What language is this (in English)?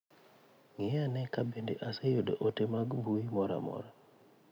Luo (Kenya and Tanzania)